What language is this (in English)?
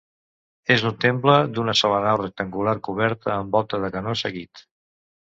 Catalan